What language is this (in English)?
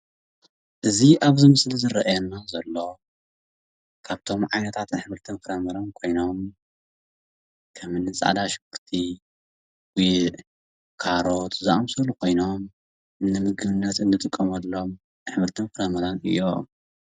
Tigrinya